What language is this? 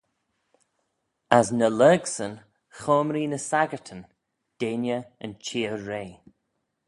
Manx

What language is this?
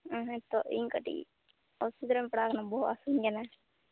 Santali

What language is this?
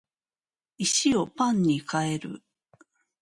Japanese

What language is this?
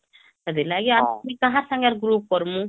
Odia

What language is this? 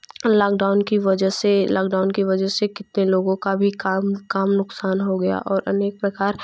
Hindi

